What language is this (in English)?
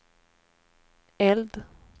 Swedish